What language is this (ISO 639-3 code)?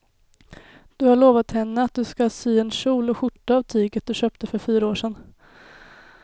swe